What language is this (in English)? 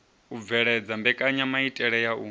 Venda